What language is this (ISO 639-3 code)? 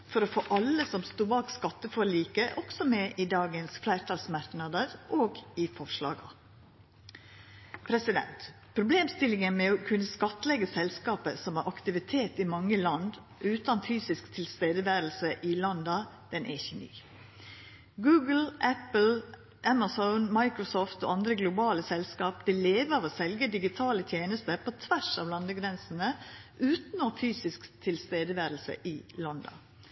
nno